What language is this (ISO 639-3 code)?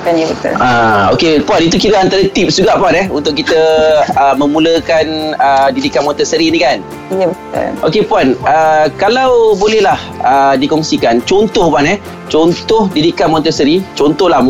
msa